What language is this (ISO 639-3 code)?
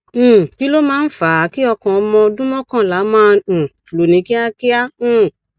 yor